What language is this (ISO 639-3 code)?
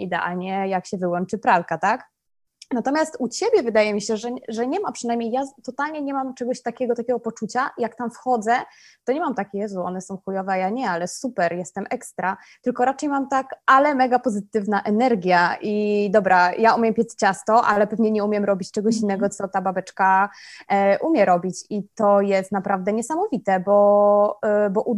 pol